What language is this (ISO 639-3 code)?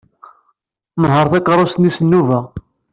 kab